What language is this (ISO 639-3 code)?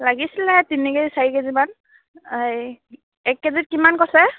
asm